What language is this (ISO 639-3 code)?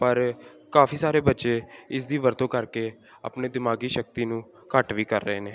pan